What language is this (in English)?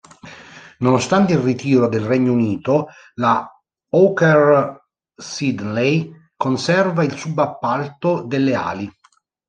Italian